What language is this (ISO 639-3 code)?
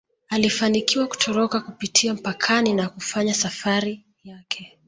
swa